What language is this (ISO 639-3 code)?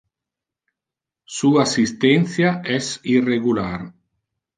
ina